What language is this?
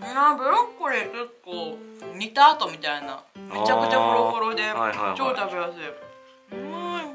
Japanese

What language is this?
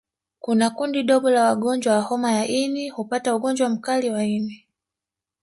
Swahili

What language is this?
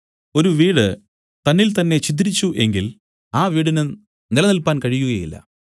Malayalam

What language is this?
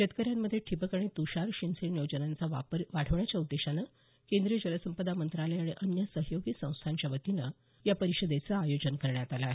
Marathi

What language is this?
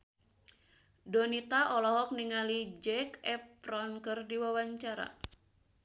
Sundanese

